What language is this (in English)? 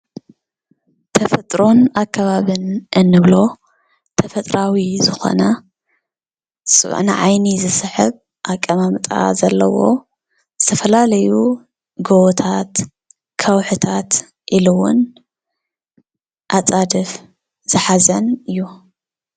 Tigrinya